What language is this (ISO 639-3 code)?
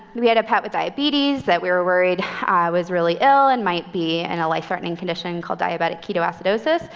eng